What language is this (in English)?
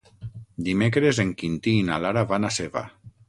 Catalan